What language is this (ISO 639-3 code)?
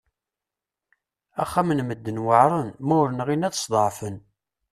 kab